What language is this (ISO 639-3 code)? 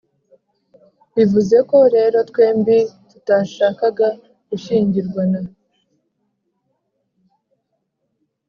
kin